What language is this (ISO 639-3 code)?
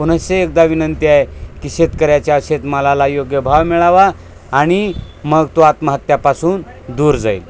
mar